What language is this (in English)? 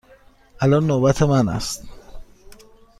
Persian